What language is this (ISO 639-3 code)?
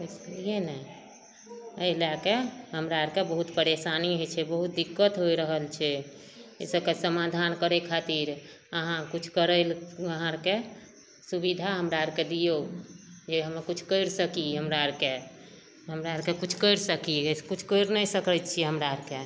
mai